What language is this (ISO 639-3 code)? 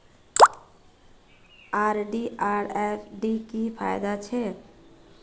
mag